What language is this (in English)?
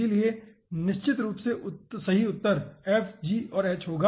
Hindi